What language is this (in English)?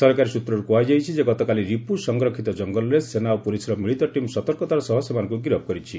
Odia